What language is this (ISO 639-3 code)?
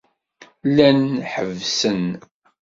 kab